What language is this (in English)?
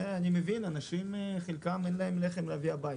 Hebrew